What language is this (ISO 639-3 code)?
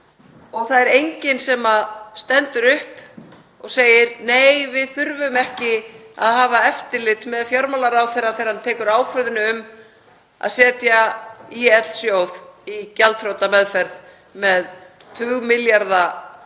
isl